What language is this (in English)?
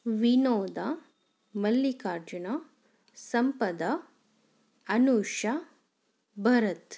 Kannada